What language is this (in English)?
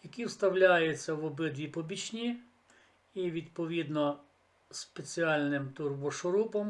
Ukrainian